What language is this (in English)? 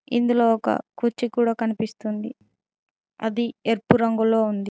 Telugu